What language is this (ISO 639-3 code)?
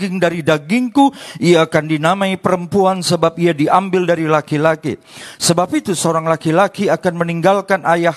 ind